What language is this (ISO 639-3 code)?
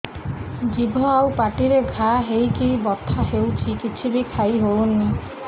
ori